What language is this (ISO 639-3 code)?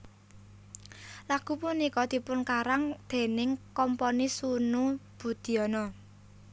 jav